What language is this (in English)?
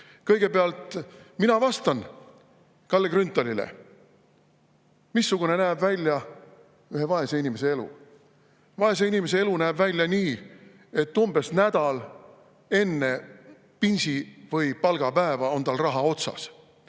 Estonian